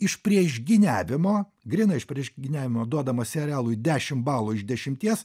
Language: Lithuanian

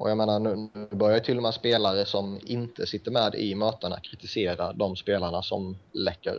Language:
Swedish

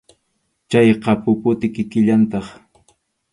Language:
Arequipa-La Unión Quechua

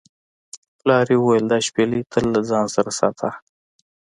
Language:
Pashto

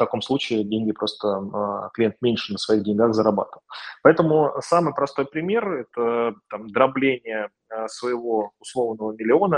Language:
Russian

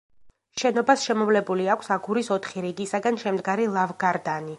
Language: Georgian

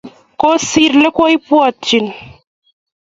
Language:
Kalenjin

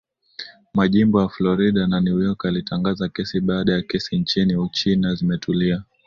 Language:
Swahili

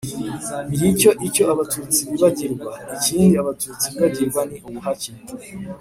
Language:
Kinyarwanda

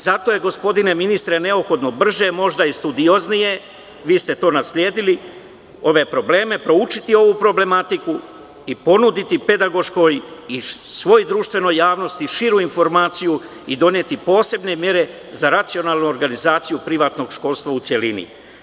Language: Serbian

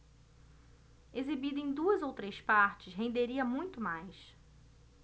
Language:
Portuguese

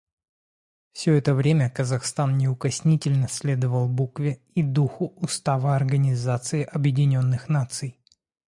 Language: Russian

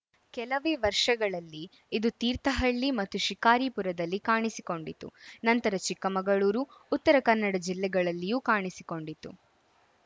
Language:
Kannada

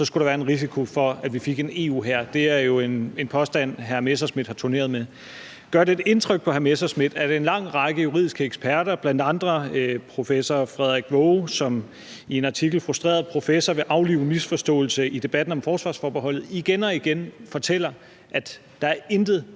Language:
Danish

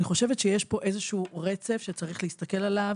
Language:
Hebrew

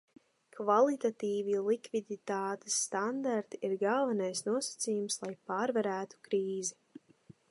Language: Latvian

